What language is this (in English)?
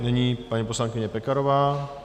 Czech